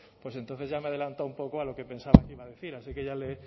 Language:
Spanish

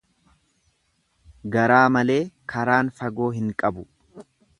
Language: Oromo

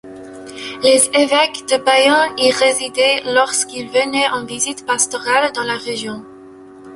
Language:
French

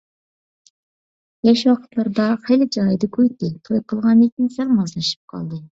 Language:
Uyghur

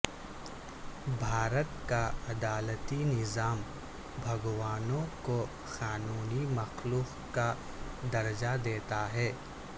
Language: Urdu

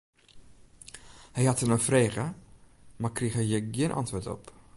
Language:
Western Frisian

